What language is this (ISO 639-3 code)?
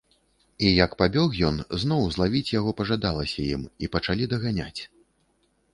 bel